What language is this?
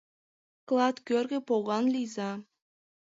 Mari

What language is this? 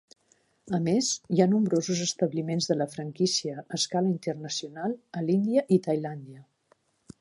Catalan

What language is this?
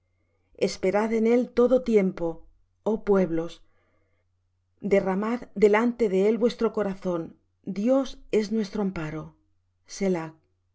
Spanish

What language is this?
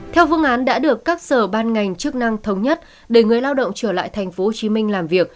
Vietnamese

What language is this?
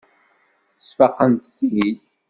Kabyle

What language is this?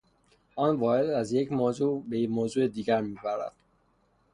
Persian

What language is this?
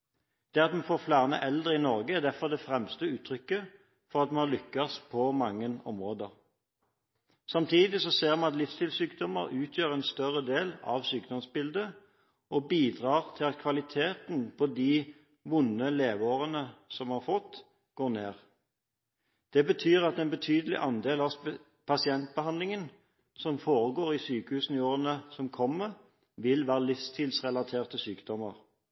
Norwegian Bokmål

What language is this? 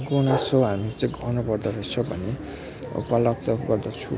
Nepali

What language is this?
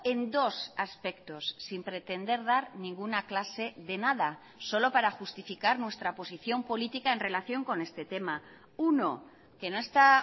Spanish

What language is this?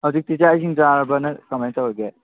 Manipuri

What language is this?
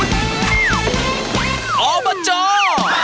Thai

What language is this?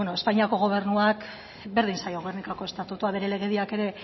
Basque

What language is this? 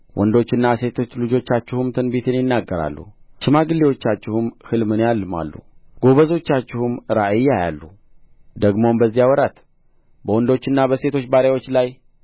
Amharic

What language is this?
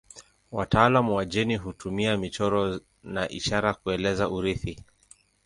Swahili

